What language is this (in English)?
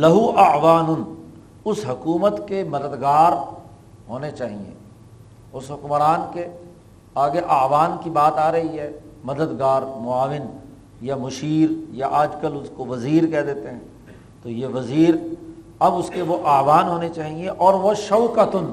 Urdu